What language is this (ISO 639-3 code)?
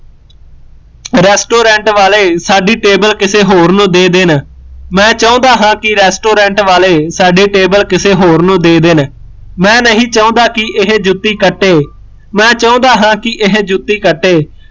pan